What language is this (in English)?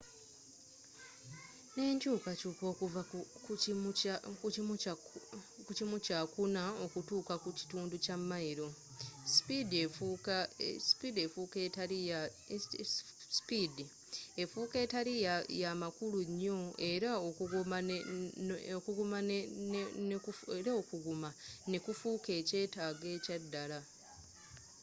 Ganda